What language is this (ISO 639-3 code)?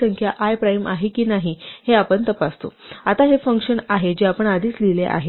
mar